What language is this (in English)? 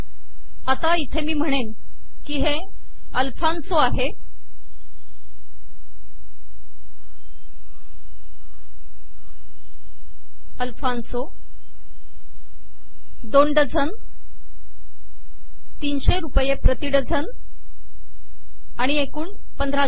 Marathi